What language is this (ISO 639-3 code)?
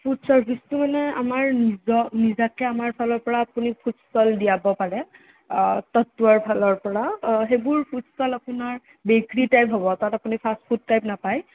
asm